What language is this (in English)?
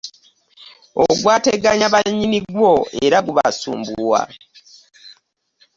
Ganda